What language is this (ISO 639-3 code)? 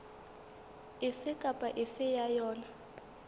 sot